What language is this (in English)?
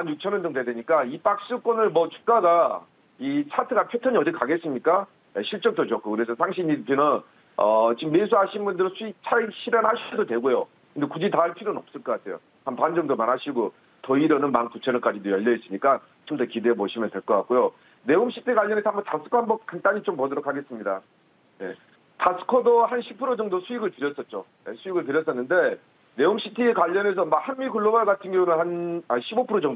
Korean